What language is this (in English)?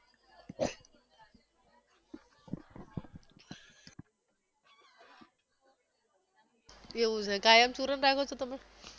Gujarati